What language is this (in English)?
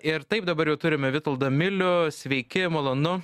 Lithuanian